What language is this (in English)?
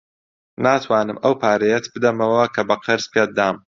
Central Kurdish